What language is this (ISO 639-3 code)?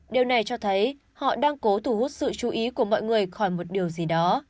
vie